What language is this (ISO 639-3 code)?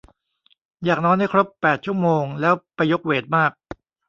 tha